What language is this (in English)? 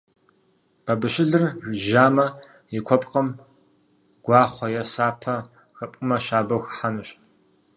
Kabardian